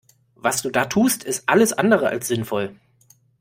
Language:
German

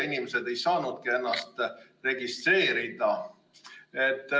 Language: Estonian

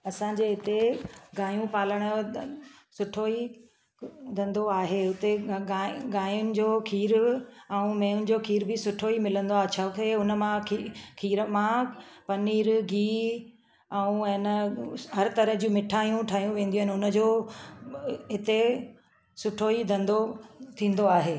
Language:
Sindhi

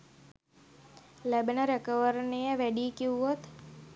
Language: Sinhala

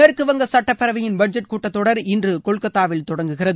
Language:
Tamil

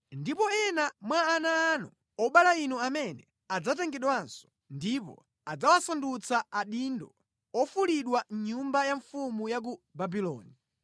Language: Nyanja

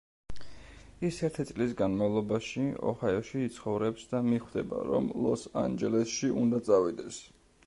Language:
Georgian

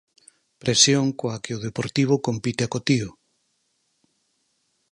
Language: Galician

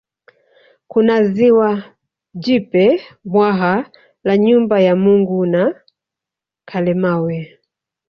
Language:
Swahili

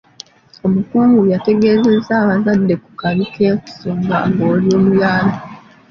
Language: Ganda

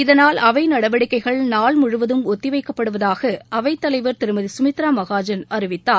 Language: Tamil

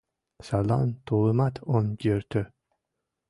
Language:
Mari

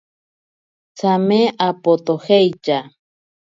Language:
Ashéninka Perené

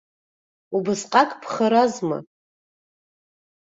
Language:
Abkhazian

